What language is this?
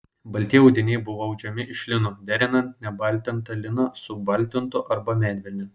Lithuanian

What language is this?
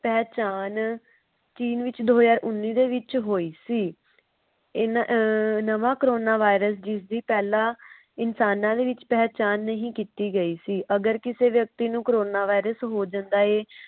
Punjabi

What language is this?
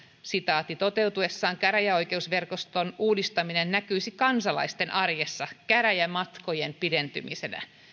Finnish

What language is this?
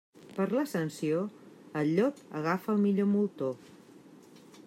Catalan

